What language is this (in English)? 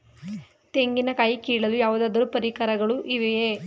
Kannada